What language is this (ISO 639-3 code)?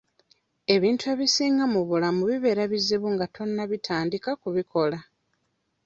lug